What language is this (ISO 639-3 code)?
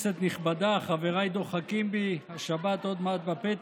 heb